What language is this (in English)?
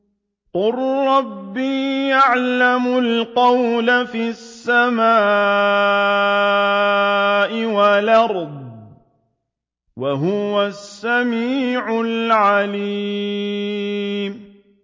Arabic